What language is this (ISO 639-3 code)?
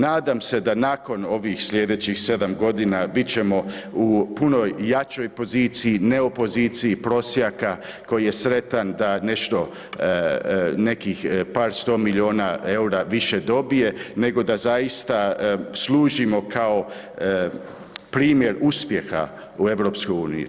hrv